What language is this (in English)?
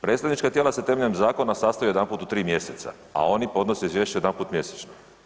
Croatian